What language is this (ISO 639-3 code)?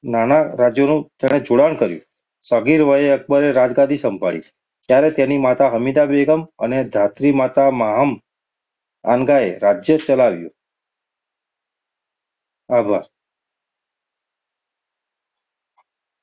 guj